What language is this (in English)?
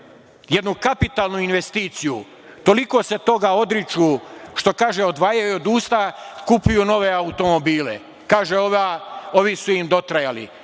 Serbian